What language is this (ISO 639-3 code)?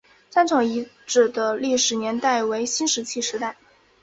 zho